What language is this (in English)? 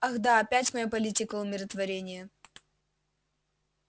Russian